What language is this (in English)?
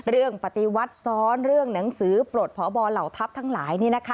Thai